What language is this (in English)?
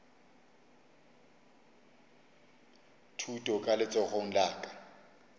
Northern Sotho